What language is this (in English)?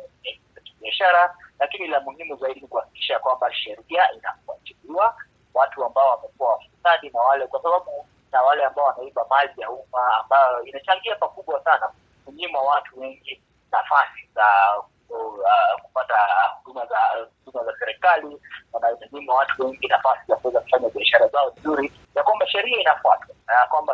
Swahili